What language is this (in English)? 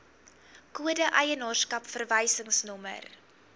Afrikaans